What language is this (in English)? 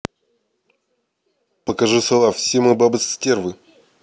Russian